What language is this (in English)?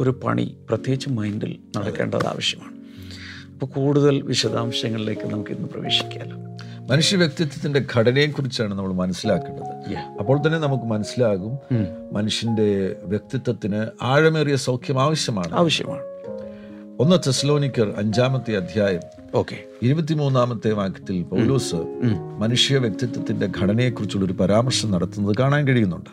Malayalam